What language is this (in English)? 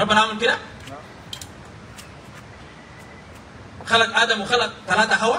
Arabic